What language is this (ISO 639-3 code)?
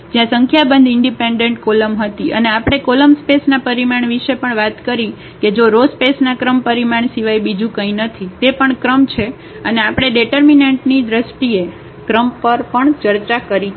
guj